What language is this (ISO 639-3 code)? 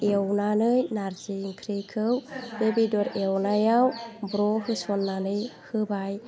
brx